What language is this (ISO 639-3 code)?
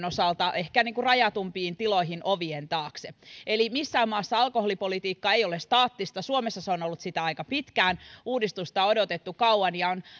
fin